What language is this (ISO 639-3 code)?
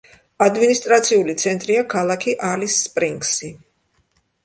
kat